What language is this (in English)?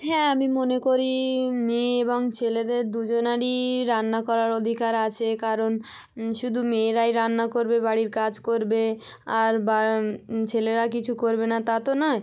Bangla